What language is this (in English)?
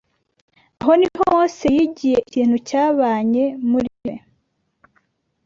Kinyarwanda